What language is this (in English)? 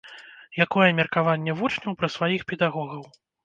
Belarusian